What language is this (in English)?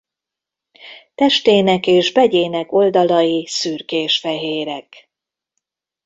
Hungarian